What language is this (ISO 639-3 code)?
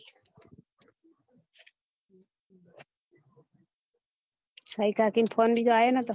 guj